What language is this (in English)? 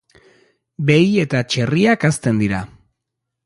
Basque